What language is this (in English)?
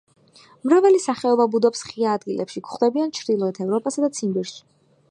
Georgian